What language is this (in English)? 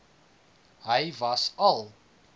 Afrikaans